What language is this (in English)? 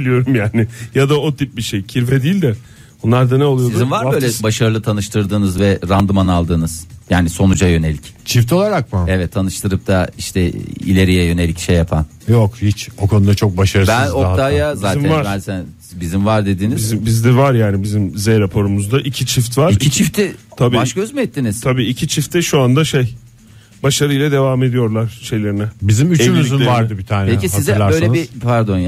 Turkish